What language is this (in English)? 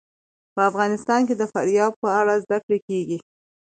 Pashto